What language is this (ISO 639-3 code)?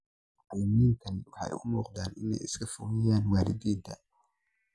som